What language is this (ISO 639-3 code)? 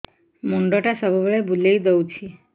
ori